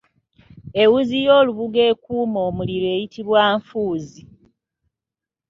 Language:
Ganda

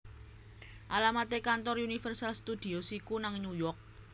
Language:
Javanese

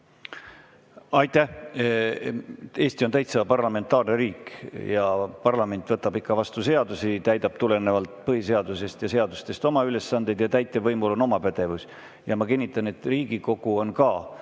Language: Estonian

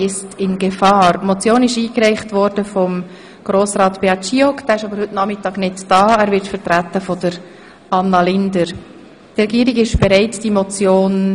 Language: Swiss German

